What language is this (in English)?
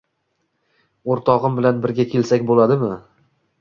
Uzbek